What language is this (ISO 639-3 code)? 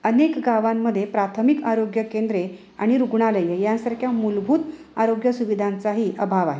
mar